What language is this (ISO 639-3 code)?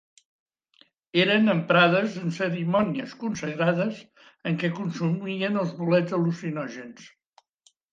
cat